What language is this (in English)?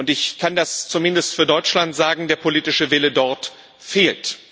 German